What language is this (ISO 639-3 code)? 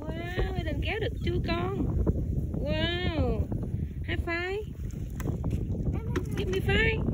vie